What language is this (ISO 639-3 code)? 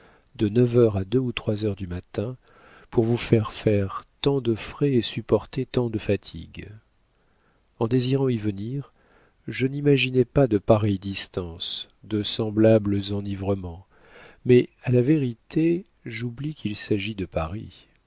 fra